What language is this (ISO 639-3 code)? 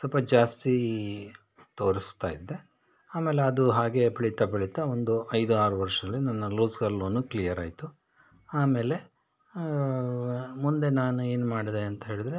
kan